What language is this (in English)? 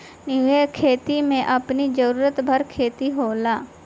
Bhojpuri